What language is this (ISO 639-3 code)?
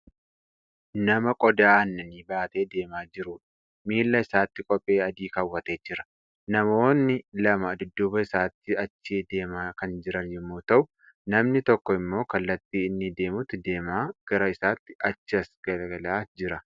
orm